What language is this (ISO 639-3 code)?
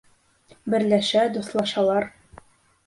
bak